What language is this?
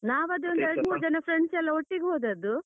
Kannada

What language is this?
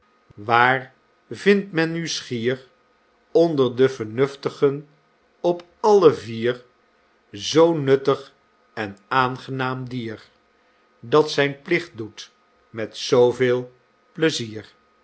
Dutch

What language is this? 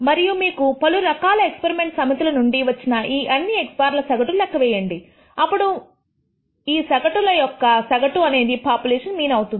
Telugu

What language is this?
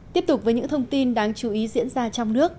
Vietnamese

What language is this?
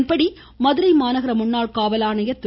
Tamil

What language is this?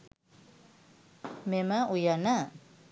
Sinhala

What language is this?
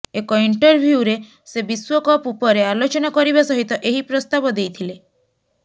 Odia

